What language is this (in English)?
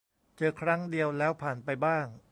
Thai